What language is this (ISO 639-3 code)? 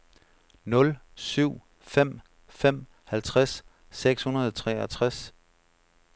dan